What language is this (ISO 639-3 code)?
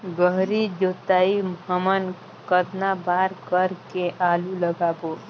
hne